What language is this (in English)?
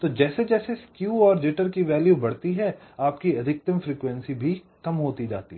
Hindi